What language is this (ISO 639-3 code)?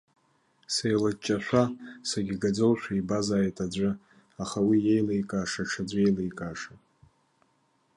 abk